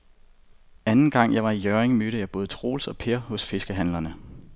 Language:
Danish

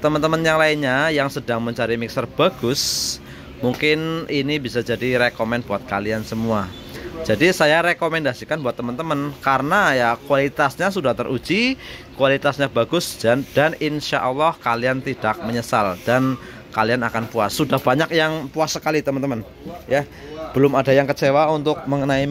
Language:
Indonesian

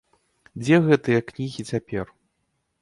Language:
Belarusian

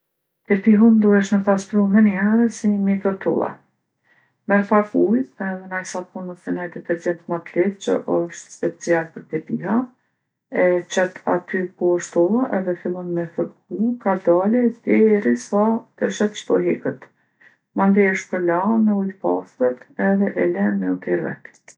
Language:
Gheg Albanian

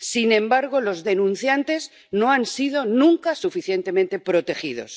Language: Spanish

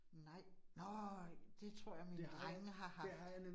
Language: Danish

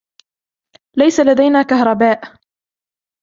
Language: Arabic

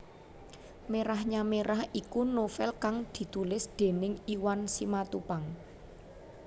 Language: Javanese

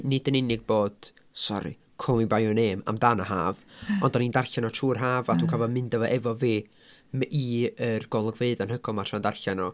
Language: Welsh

